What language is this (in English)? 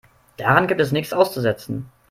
German